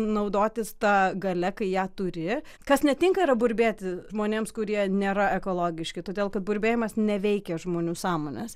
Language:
Lithuanian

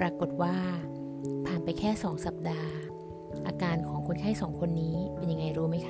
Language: Thai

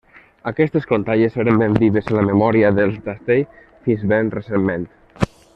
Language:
Catalan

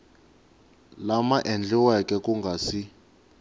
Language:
Tsonga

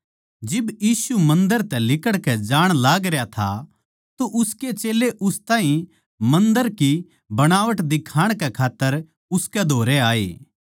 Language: Haryanvi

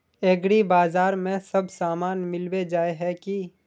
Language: Magahi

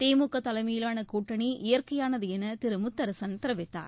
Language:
Tamil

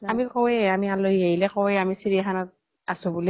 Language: Assamese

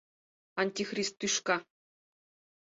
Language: Mari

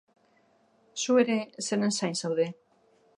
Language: Basque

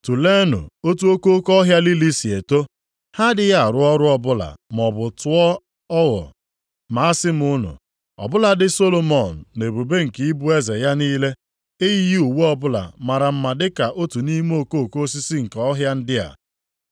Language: Igbo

